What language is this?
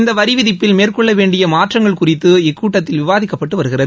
Tamil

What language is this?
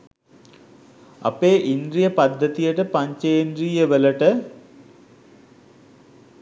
Sinhala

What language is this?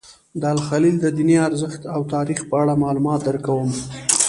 Pashto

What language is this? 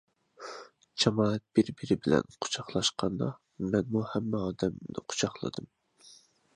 Uyghur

